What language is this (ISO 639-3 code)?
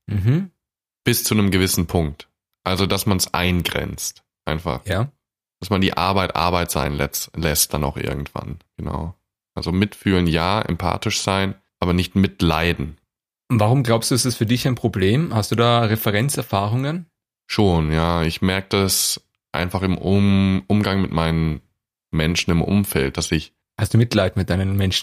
deu